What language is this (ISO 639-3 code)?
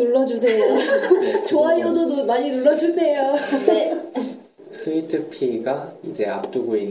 kor